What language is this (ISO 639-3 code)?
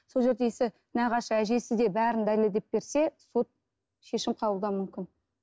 kaz